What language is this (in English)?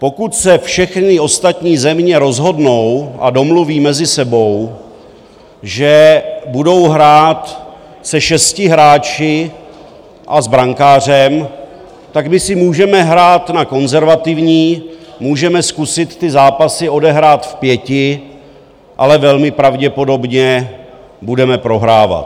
Czech